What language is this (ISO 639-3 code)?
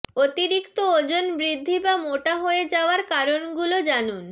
ben